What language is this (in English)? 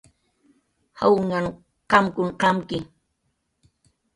Jaqaru